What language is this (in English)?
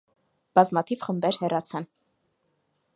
Armenian